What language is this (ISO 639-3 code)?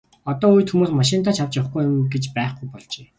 mon